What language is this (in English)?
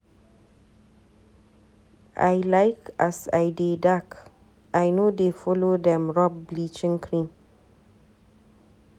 Nigerian Pidgin